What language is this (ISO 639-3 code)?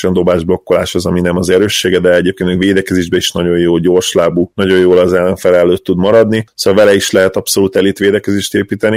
hun